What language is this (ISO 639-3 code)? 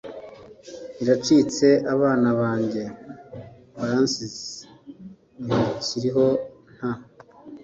kin